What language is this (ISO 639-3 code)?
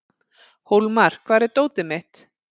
isl